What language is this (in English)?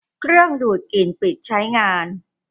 Thai